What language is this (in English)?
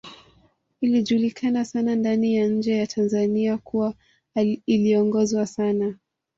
Swahili